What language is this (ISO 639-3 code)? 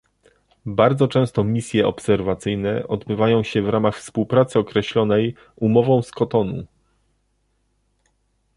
pol